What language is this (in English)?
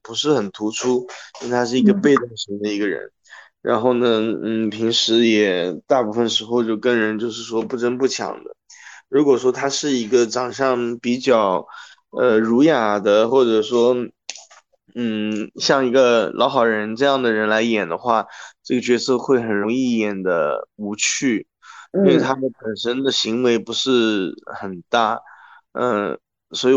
Chinese